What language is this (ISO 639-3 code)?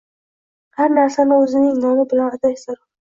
uzb